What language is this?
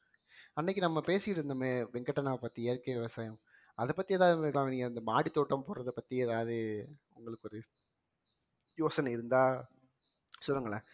Tamil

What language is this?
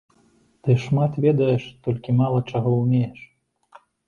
Belarusian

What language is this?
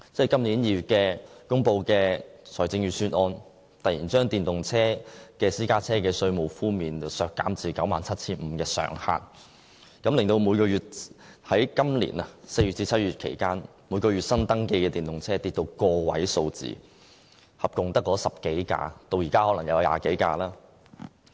Cantonese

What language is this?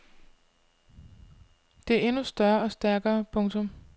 Danish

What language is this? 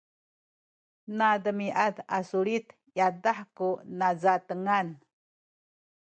Sakizaya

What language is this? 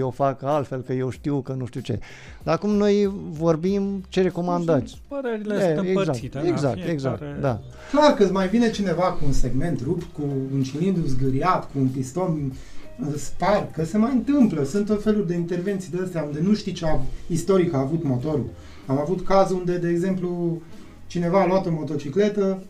Romanian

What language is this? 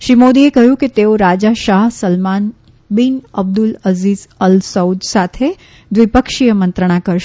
Gujarati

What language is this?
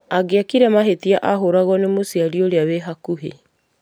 Kikuyu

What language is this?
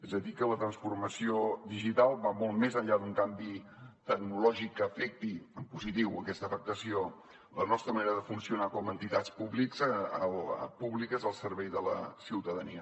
Catalan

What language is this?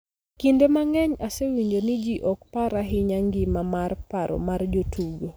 Luo (Kenya and Tanzania)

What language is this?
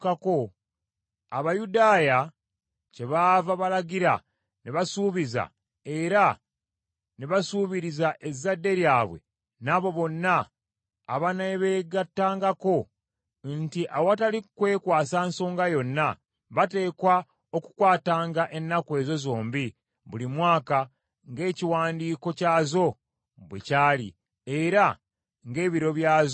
Ganda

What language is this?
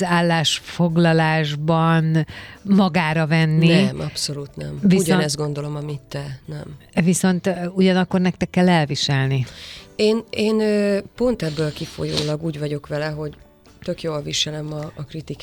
Hungarian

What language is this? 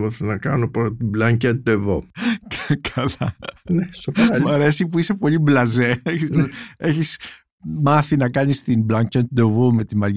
Greek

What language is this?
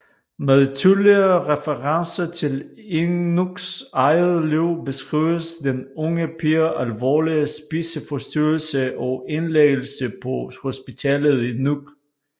Danish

